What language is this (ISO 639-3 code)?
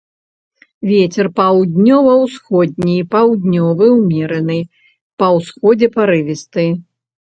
bel